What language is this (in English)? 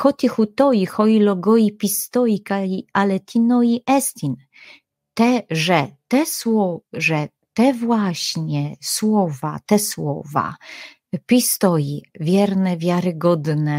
Polish